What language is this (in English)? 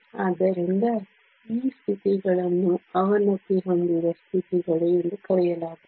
Kannada